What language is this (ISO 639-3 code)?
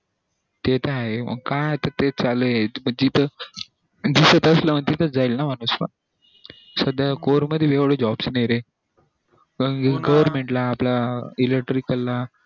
mar